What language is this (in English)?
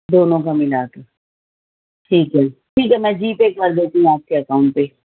Urdu